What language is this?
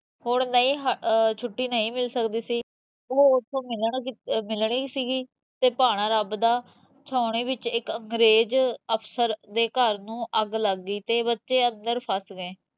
Punjabi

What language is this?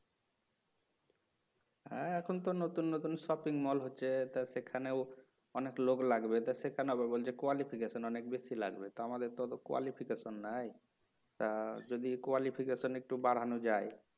Bangla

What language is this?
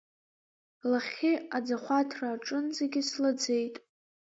Abkhazian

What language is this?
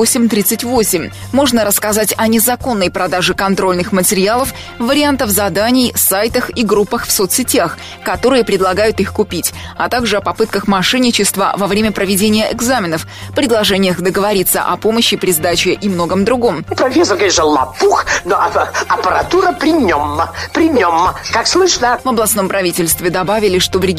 Russian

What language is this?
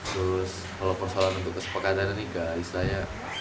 Indonesian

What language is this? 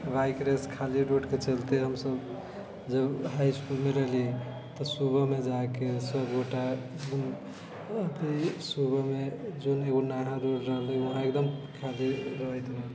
Maithili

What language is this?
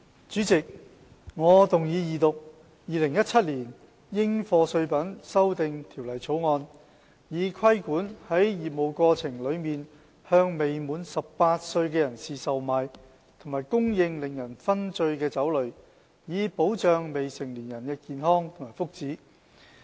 Cantonese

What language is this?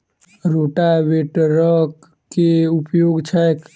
Maithili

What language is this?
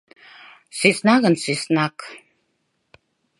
Mari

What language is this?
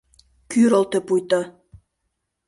Mari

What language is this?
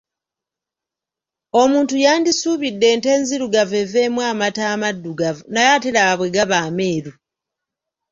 Ganda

